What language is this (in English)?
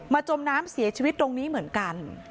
Thai